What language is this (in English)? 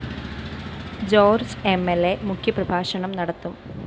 Malayalam